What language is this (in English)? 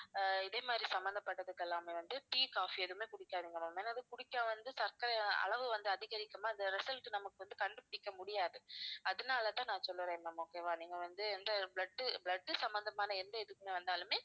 Tamil